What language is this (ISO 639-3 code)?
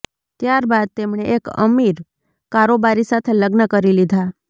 guj